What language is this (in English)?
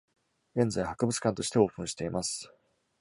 Japanese